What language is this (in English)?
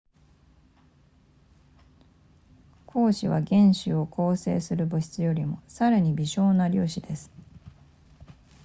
Japanese